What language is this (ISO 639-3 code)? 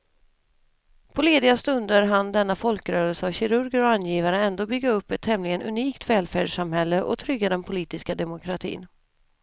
swe